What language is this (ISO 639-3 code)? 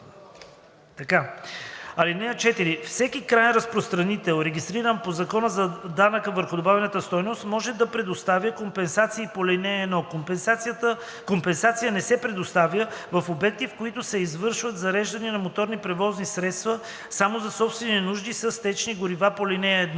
bul